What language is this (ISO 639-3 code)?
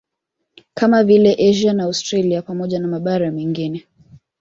swa